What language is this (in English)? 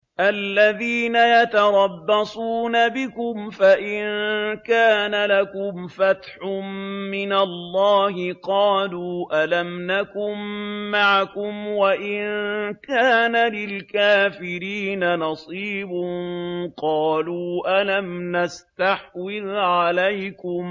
Arabic